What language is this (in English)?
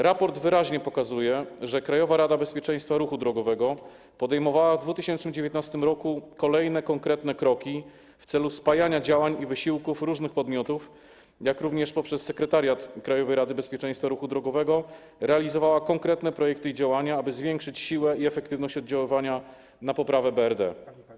Polish